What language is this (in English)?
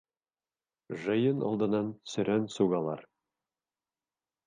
Bashkir